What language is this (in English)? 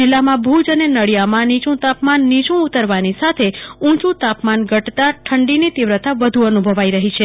Gujarati